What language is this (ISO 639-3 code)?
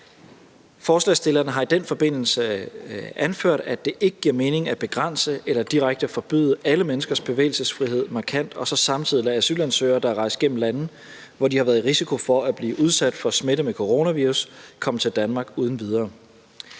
dan